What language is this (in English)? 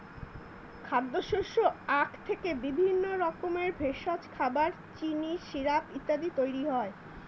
Bangla